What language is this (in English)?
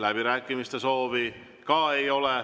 Estonian